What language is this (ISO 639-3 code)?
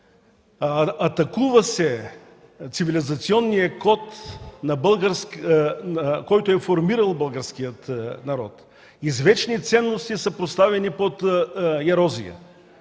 bul